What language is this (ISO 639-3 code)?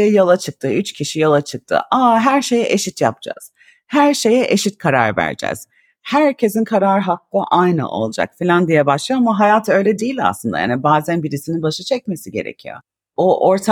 tur